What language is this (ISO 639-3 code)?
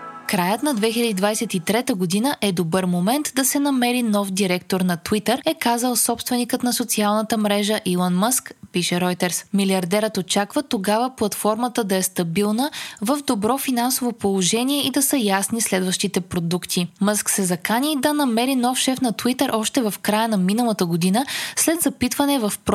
bul